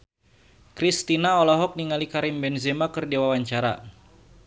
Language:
Sundanese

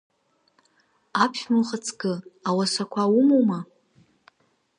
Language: Abkhazian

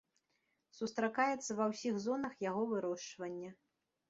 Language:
Belarusian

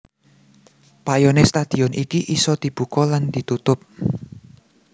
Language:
Javanese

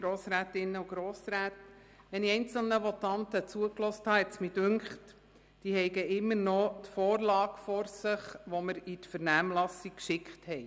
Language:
Swiss German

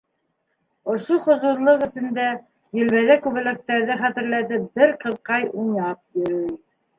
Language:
Bashkir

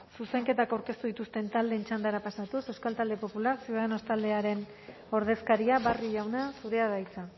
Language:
Basque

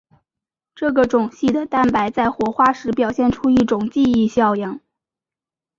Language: Chinese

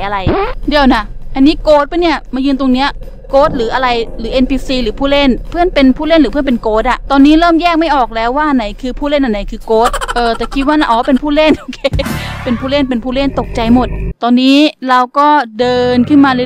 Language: Thai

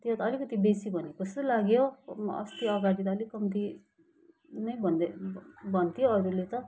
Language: Nepali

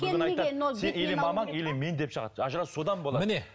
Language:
Kazakh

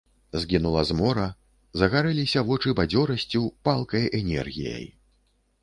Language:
Belarusian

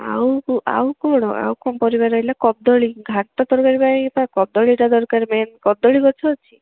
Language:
Odia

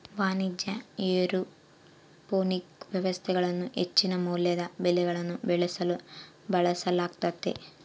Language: Kannada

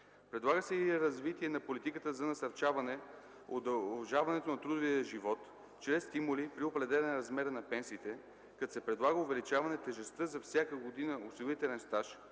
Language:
Bulgarian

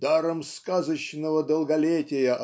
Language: Russian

